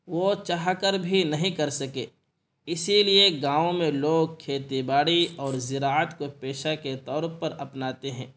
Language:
Urdu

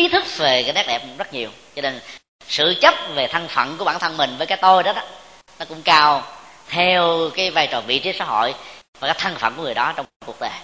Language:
Vietnamese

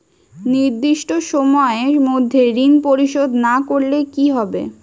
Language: Bangla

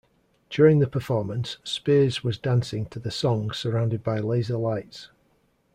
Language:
English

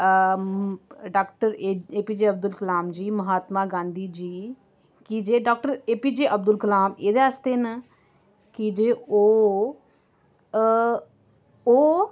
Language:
Dogri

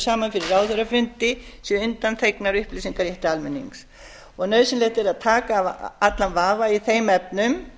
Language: Icelandic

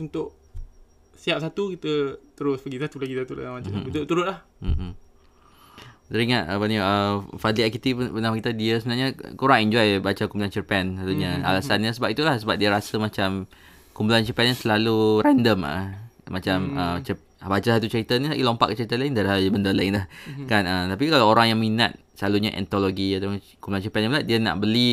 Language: Malay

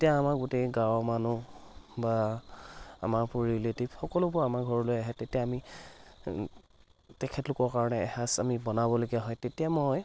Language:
Assamese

